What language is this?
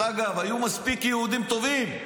Hebrew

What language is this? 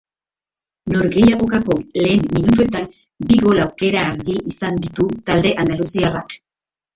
Basque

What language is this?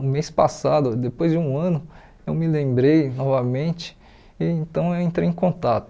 Portuguese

